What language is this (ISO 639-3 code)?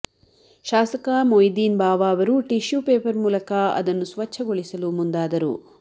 kan